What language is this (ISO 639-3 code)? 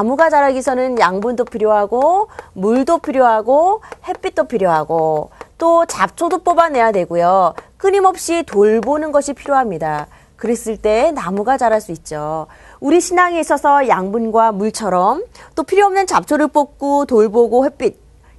kor